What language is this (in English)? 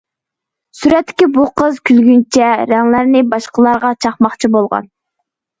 Uyghur